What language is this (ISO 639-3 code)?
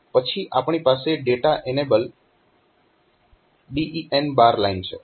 guj